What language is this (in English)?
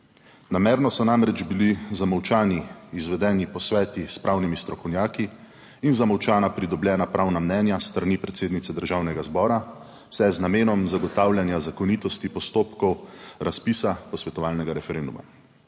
Slovenian